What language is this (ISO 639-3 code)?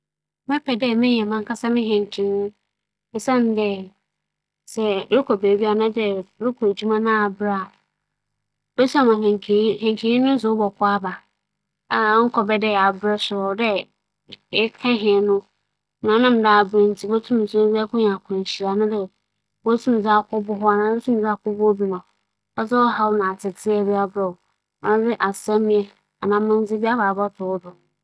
aka